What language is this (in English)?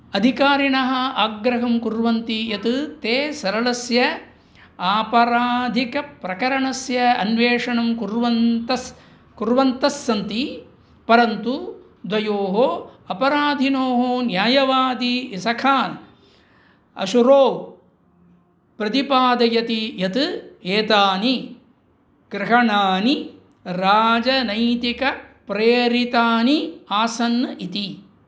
Sanskrit